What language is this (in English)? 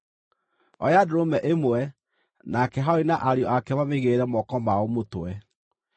Kikuyu